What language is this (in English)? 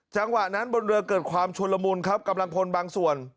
Thai